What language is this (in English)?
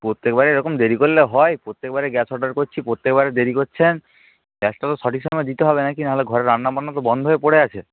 Bangla